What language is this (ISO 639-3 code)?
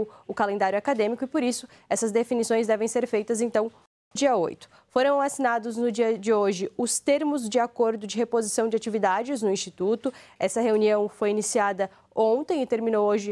por